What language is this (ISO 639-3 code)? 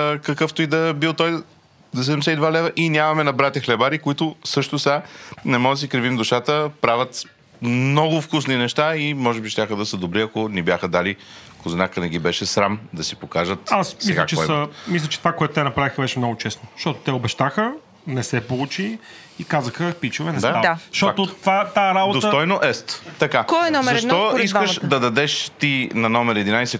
bul